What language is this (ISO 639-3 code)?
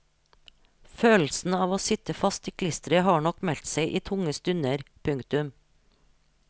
nor